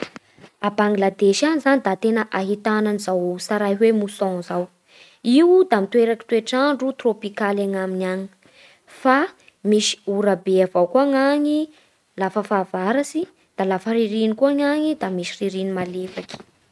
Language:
Bara Malagasy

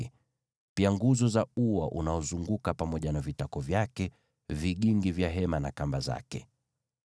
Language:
Swahili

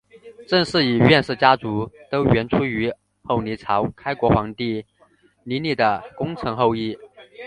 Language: Chinese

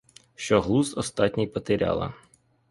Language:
Ukrainian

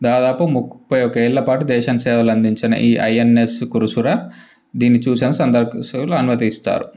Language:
Telugu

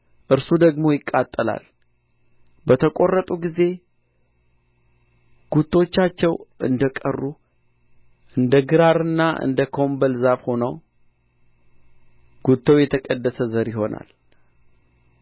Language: Amharic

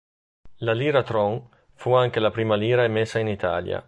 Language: Italian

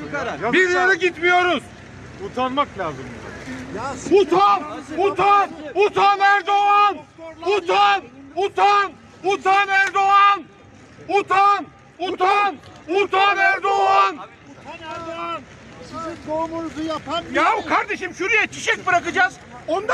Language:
Turkish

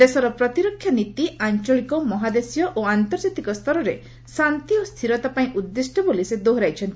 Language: Odia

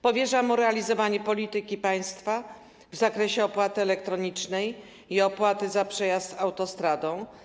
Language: Polish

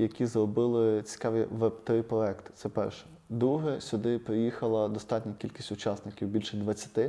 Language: Ukrainian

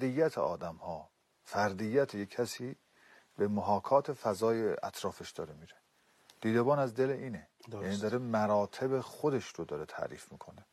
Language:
Persian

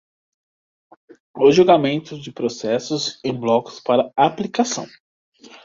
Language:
Portuguese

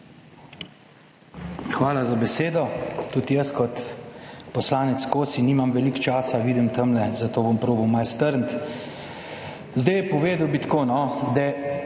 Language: Slovenian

